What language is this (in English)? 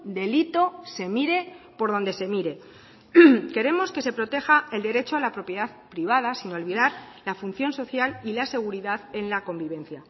Spanish